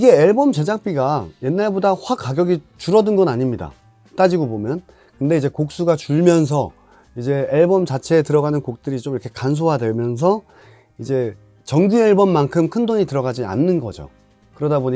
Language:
Korean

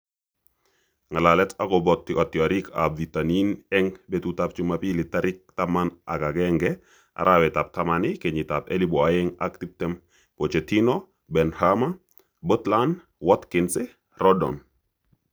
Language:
Kalenjin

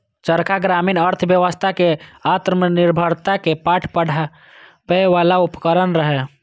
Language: Maithili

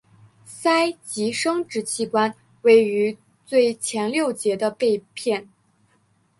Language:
Chinese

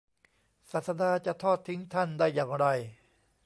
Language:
Thai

